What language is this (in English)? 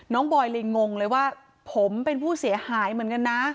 Thai